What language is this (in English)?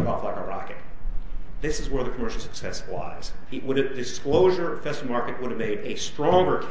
English